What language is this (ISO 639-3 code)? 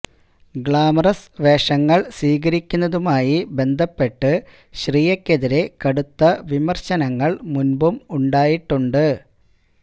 mal